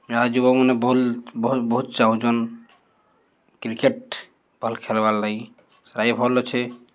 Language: Odia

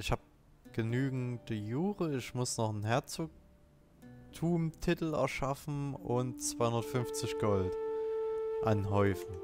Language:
German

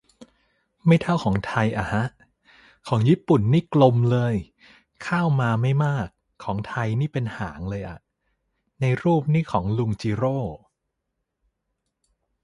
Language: Thai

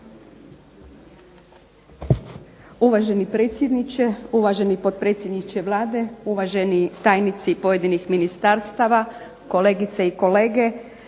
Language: Croatian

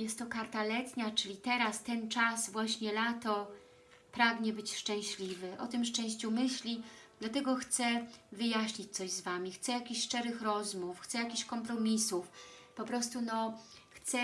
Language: Polish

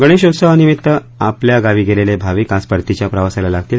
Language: Marathi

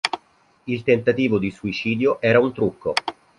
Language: Italian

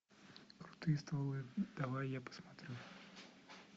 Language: Russian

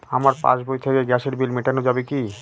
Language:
Bangla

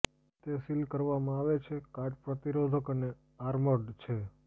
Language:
Gujarati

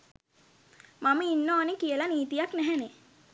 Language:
Sinhala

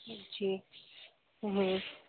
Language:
Sindhi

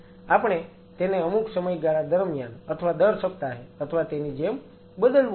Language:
Gujarati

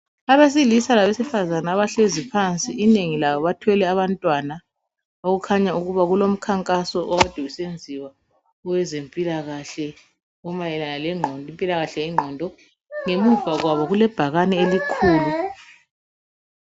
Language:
North Ndebele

